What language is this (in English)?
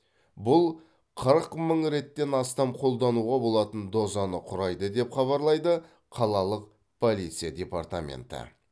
Kazakh